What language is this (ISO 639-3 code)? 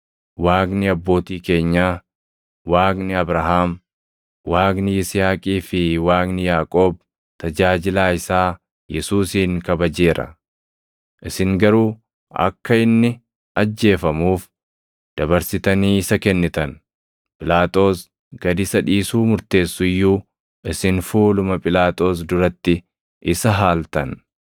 orm